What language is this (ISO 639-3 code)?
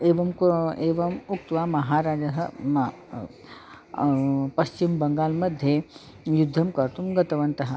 san